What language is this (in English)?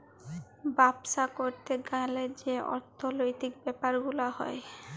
Bangla